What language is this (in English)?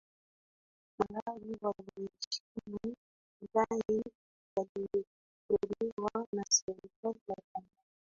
Swahili